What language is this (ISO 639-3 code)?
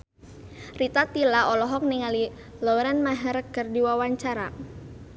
sun